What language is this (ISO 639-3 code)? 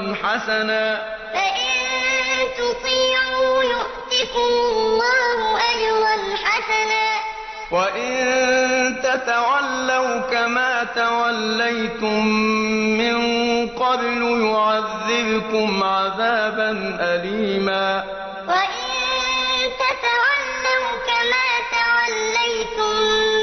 ara